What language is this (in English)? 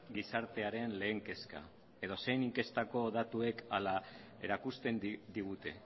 Basque